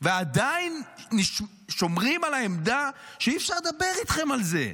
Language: Hebrew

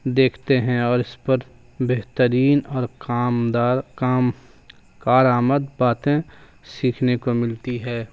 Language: Urdu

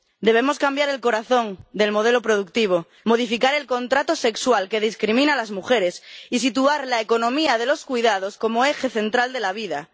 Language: Spanish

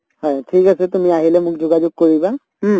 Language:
Assamese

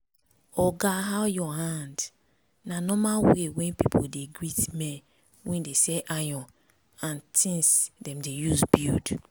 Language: Nigerian Pidgin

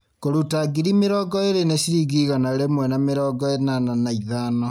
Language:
Kikuyu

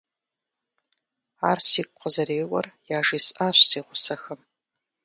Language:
Kabardian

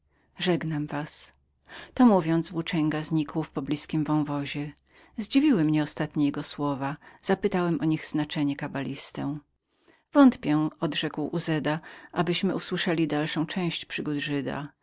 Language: Polish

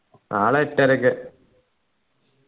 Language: Malayalam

